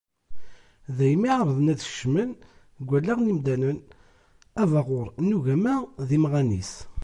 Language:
Kabyle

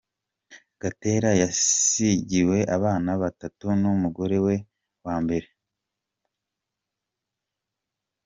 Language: Kinyarwanda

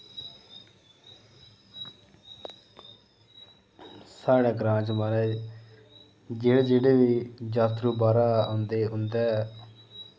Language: Dogri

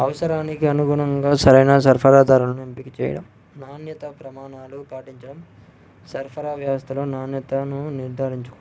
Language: Telugu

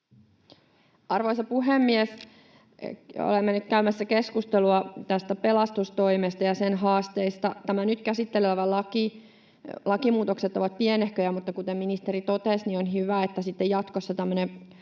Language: Finnish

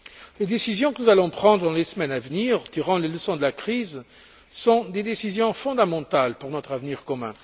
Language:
French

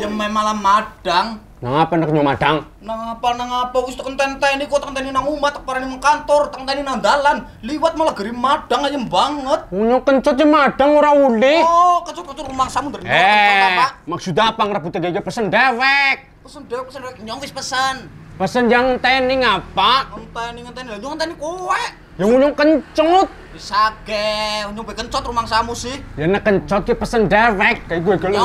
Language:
Indonesian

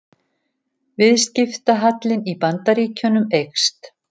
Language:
Icelandic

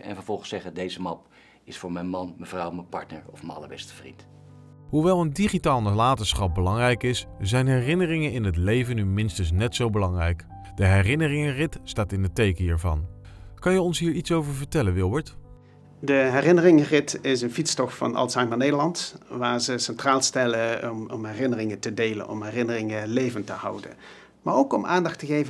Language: Dutch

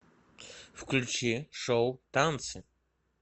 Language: Russian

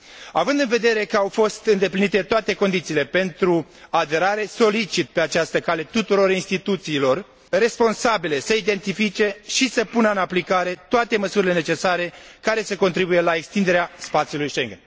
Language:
Romanian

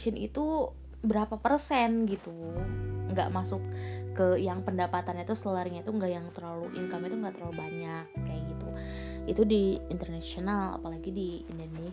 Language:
Indonesian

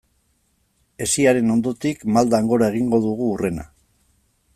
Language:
Basque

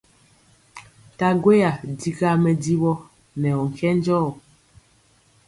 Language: Mpiemo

